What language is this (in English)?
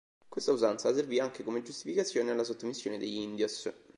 Italian